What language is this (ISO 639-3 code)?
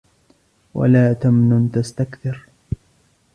ara